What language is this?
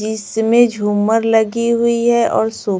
Hindi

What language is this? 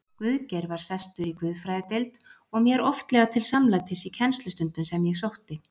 Icelandic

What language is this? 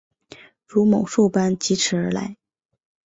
Chinese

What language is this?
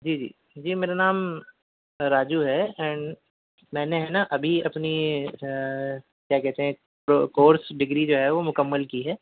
Urdu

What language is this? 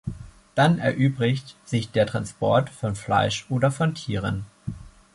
German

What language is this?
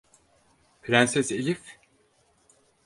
Turkish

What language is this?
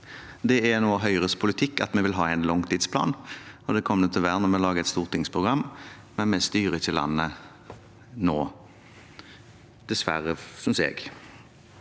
Norwegian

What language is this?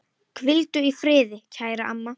Icelandic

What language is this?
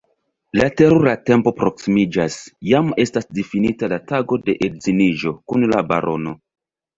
Esperanto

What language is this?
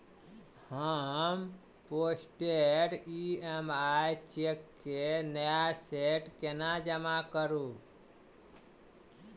Maithili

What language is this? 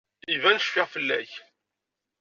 Kabyle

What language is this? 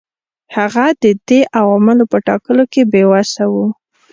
Pashto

